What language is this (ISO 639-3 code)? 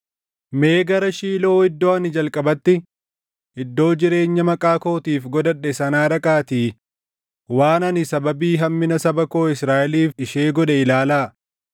orm